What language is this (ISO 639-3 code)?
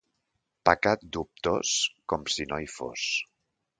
cat